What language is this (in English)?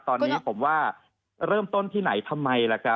Thai